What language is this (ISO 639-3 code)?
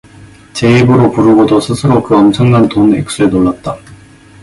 kor